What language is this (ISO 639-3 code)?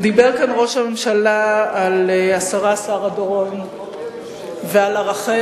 heb